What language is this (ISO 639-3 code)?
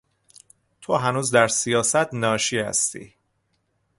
fas